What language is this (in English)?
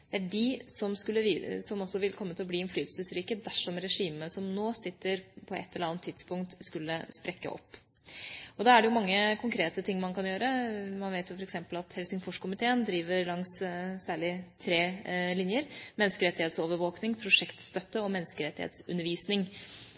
Norwegian Bokmål